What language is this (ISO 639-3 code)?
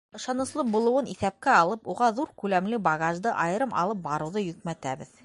bak